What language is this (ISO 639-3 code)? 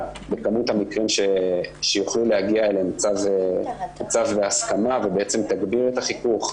heb